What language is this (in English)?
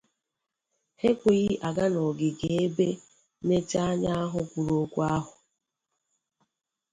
Igbo